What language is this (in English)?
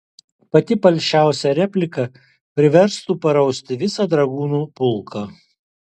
Lithuanian